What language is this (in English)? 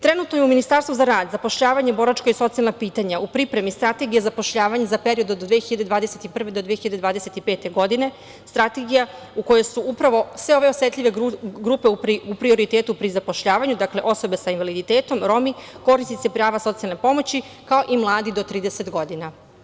Serbian